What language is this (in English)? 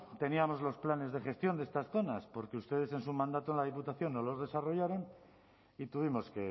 Spanish